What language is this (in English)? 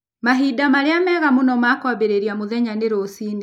Kikuyu